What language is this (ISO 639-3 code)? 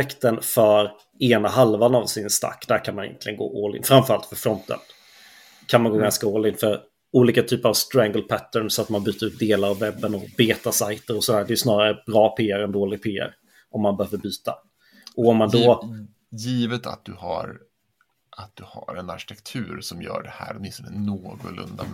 swe